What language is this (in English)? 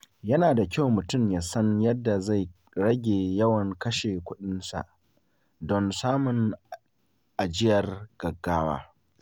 Hausa